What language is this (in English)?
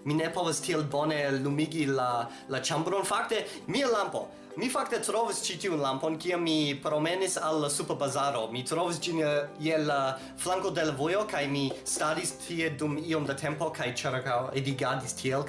Esperanto